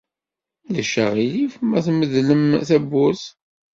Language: Kabyle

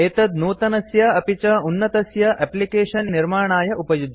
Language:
Sanskrit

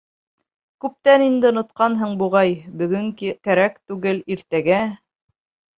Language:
Bashkir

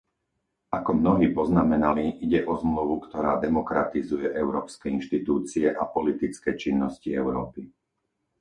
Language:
Slovak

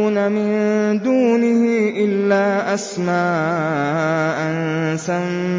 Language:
Arabic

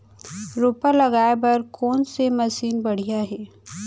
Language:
Chhattisgarhi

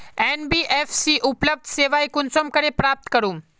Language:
Magahi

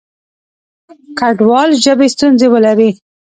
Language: Pashto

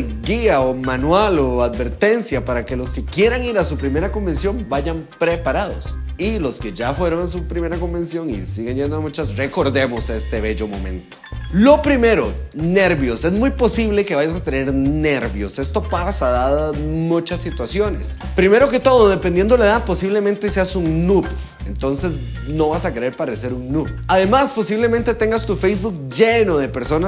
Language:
Spanish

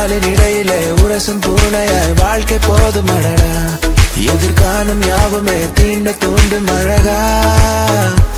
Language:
Turkish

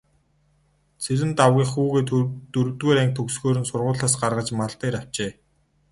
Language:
Mongolian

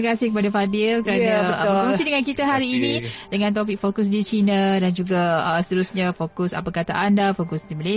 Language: Malay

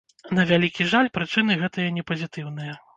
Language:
Belarusian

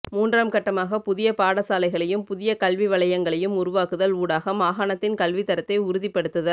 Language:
Tamil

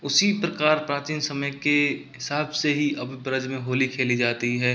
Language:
Hindi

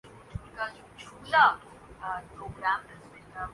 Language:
Urdu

